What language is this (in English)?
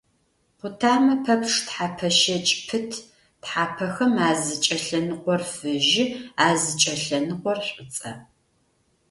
Adyghe